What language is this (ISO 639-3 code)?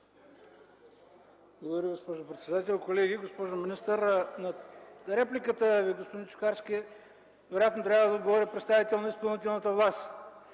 bul